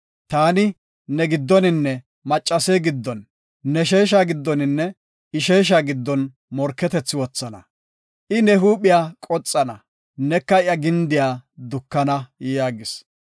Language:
Gofa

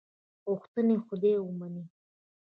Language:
Pashto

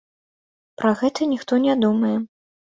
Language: Belarusian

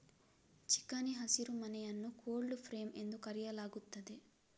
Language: Kannada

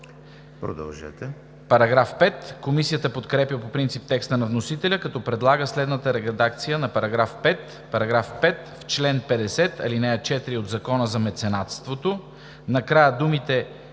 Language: Bulgarian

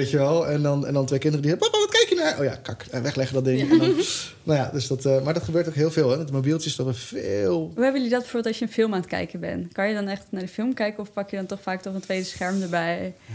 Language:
Dutch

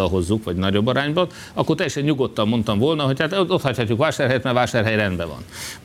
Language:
Hungarian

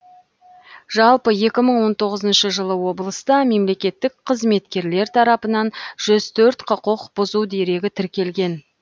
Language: Kazakh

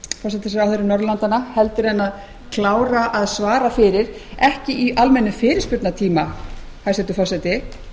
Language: Icelandic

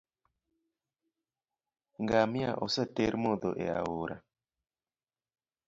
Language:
Luo (Kenya and Tanzania)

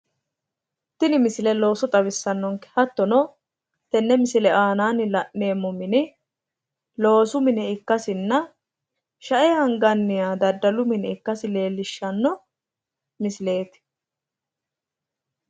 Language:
Sidamo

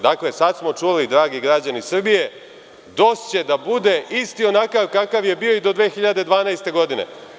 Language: Serbian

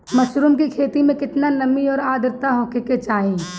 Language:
Bhojpuri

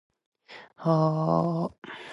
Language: Japanese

